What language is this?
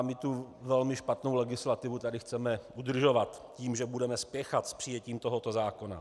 Czech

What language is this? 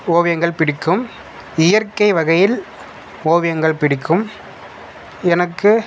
Tamil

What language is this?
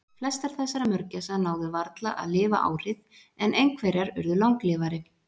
Icelandic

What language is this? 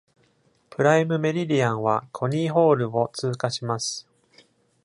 Japanese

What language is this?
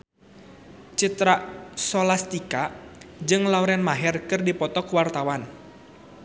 Sundanese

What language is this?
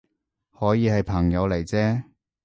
Cantonese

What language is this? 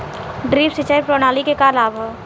Bhojpuri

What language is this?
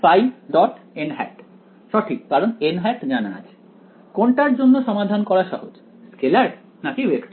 Bangla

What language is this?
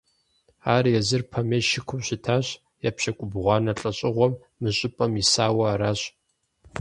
Kabardian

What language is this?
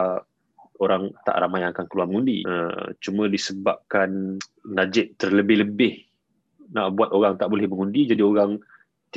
Malay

